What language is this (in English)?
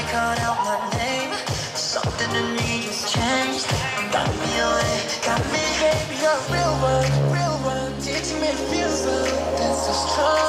English